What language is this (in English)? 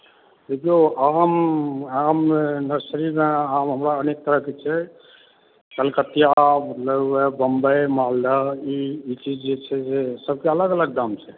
Maithili